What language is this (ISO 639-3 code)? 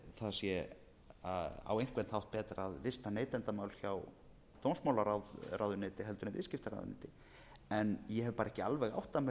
isl